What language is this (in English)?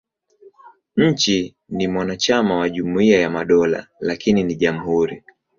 Swahili